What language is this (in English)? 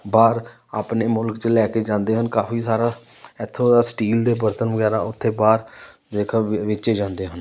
Punjabi